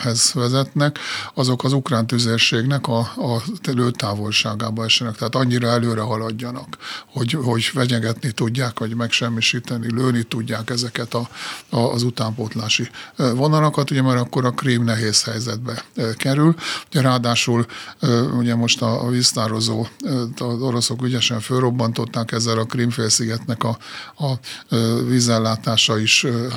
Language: Hungarian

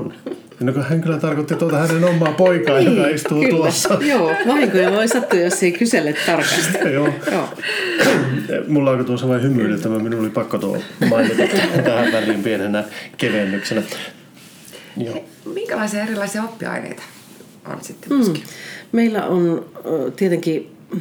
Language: Finnish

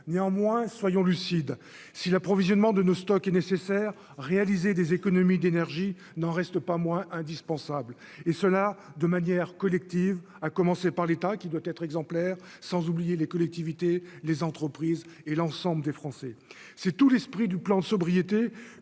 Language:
French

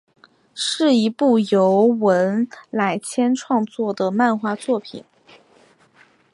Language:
Chinese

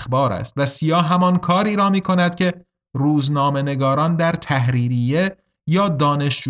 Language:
Persian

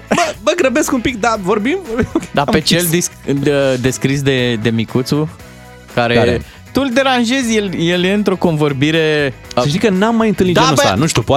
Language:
Romanian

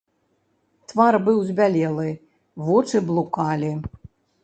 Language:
Belarusian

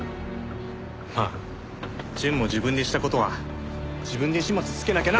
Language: Japanese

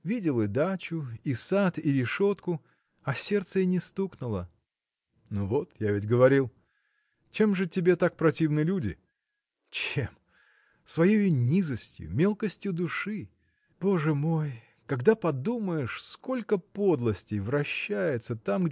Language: Russian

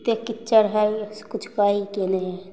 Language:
Maithili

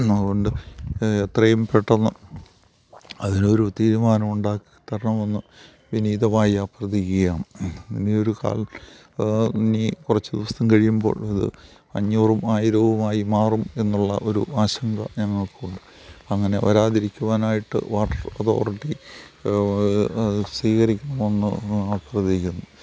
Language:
Malayalam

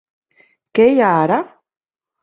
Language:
Catalan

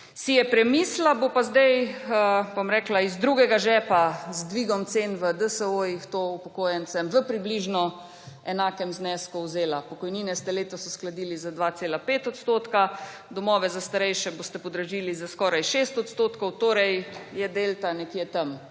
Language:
Slovenian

